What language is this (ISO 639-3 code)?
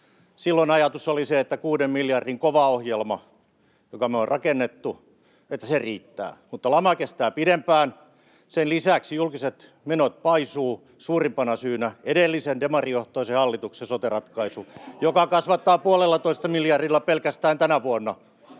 fin